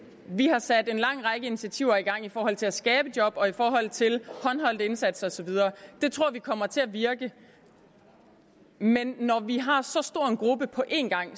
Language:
Danish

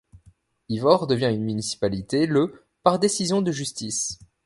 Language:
French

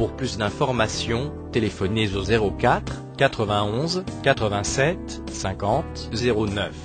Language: French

